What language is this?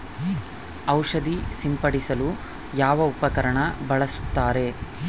Kannada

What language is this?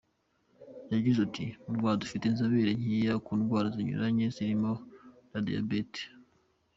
Kinyarwanda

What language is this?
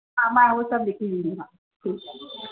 Sindhi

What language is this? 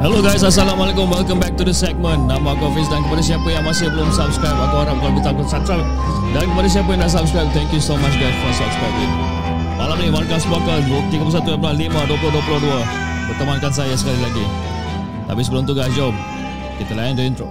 Malay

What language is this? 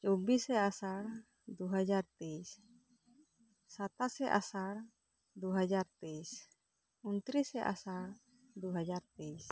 Santali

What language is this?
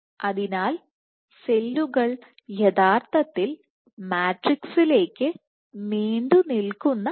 Malayalam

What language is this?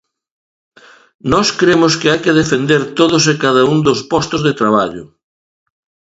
Galician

